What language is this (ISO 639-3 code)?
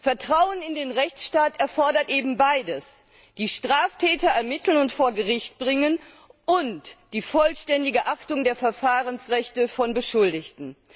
deu